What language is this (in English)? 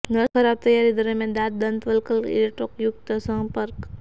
Gujarati